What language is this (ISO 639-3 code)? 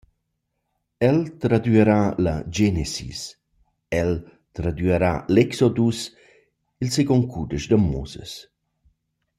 roh